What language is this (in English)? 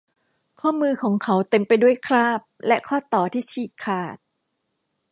Thai